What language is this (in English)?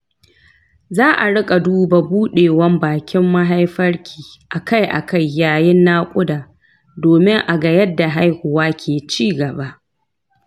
Hausa